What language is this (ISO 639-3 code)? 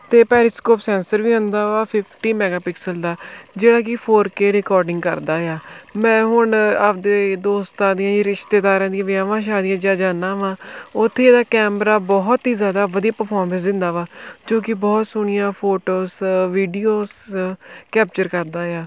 pan